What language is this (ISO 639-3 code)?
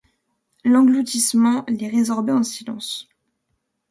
fra